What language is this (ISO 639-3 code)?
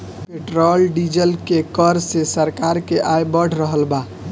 bho